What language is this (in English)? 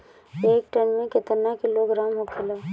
Bhojpuri